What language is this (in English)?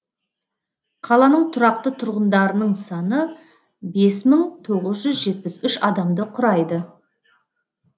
Kazakh